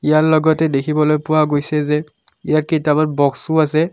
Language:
Assamese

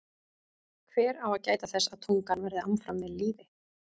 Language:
Icelandic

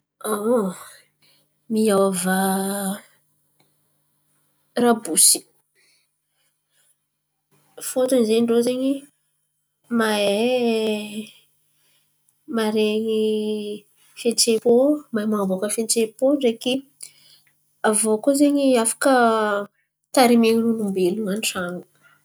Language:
Antankarana Malagasy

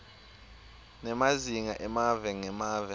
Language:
Swati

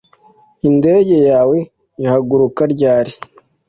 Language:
Kinyarwanda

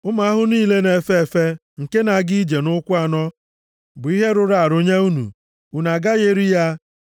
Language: Igbo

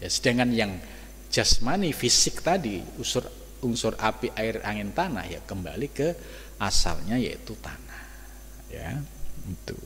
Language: Indonesian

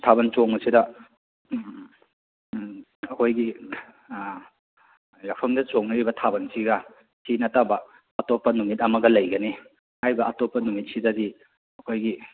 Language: Manipuri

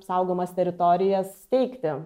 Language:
Lithuanian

